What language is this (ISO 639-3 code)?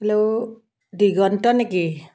asm